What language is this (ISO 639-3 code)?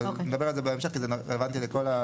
heb